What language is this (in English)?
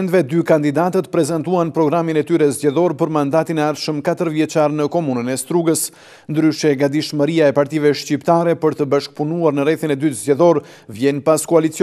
Romanian